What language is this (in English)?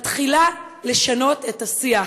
Hebrew